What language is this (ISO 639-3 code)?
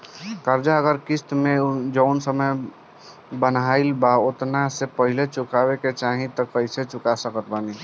bho